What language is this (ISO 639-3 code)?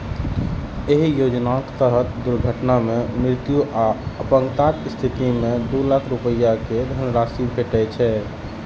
mai